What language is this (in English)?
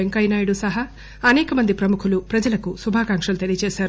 Telugu